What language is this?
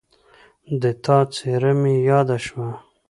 Pashto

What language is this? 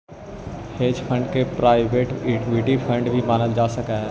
Magahi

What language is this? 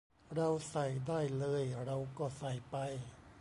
Thai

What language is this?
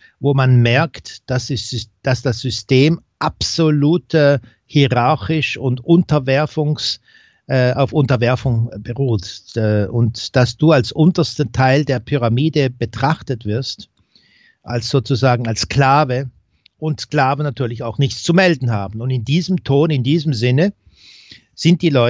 German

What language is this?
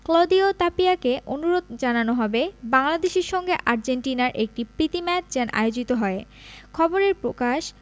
Bangla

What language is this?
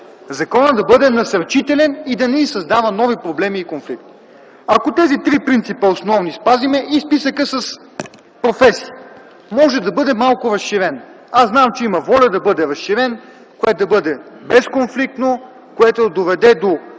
Bulgarian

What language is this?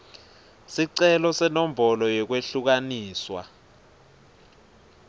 Swati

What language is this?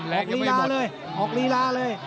Thai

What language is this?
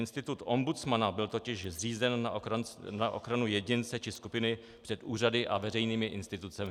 Czech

